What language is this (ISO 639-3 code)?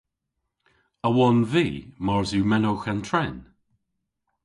cor